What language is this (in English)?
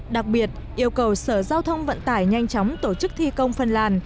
Vietnamese